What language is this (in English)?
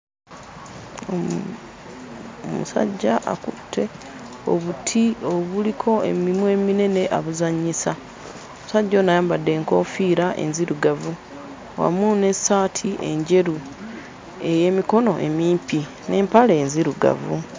Ganda